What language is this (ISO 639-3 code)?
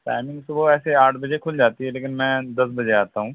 urd